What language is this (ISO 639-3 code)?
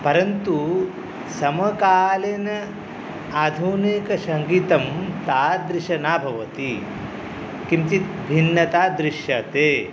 san